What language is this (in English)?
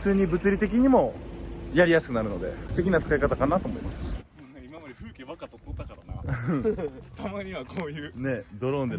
Japanese